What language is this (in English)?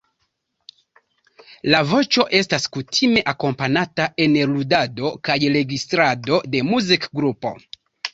Esperanto